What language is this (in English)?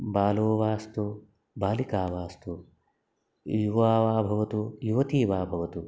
Sanskrit